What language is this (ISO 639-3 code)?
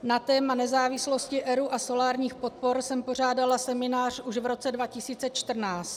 ces